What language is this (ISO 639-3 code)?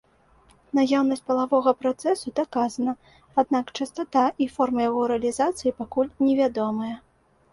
bel